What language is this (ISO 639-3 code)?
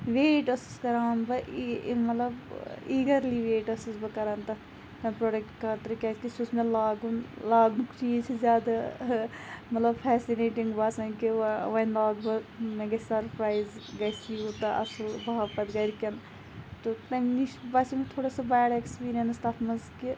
kas